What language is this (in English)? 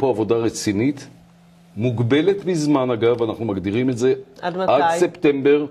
Hebrew